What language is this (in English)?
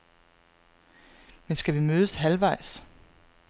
Danish